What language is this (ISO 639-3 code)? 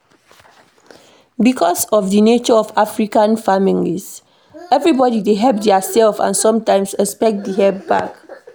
pcm